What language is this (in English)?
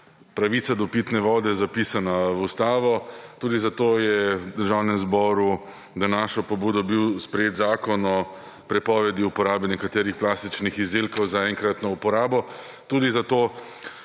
Slovenian